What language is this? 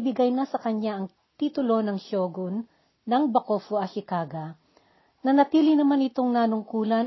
Filipino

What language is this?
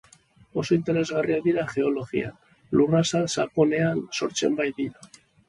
Basque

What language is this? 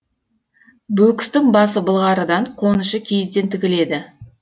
Kazakh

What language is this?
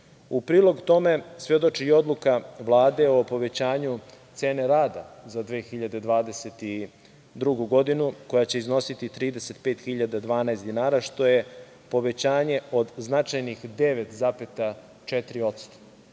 Serbian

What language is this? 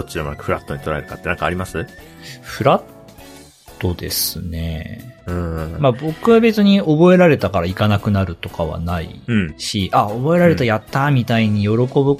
Japanese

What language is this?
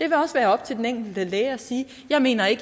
Danish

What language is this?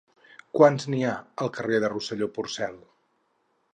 Catalan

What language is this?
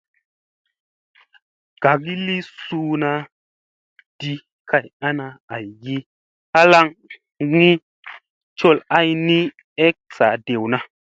Musey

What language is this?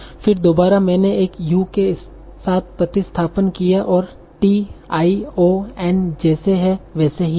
Hindi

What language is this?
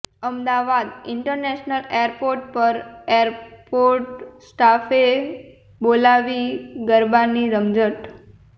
Gujarati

